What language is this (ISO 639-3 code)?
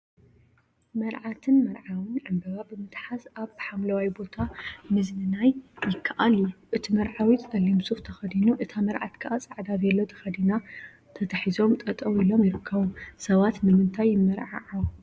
tir